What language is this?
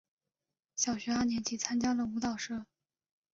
Chinese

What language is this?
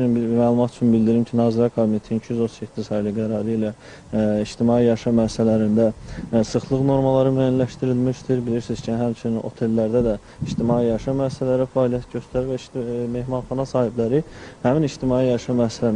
Turkish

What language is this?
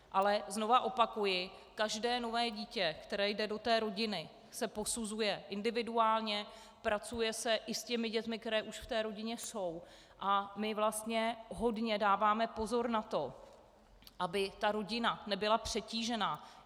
Czech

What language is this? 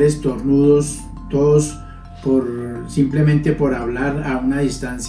Spanish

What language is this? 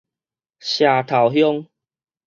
Min Nan Chinese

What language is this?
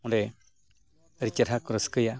Santali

